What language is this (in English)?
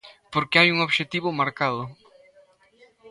Galician